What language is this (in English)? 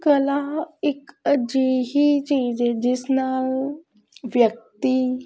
Punjabi